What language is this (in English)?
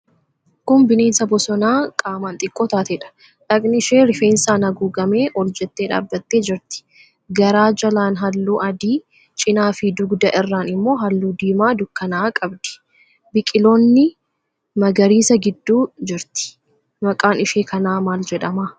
Oromo